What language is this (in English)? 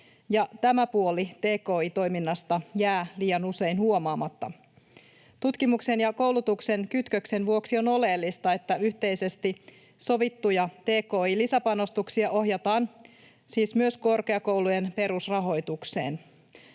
Finnish